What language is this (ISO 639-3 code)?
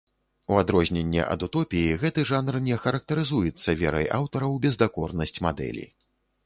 bel